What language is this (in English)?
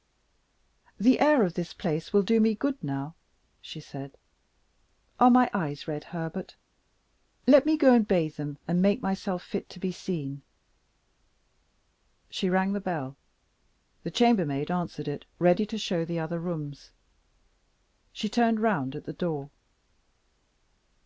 English